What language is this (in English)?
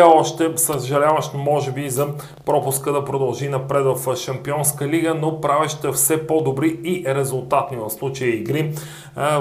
Bulgarian